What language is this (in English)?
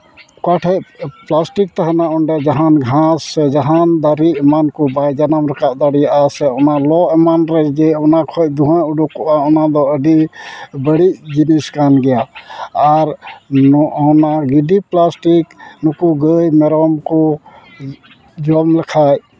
Santali